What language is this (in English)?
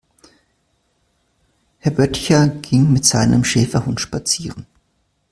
German